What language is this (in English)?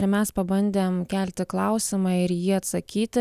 Lithuanian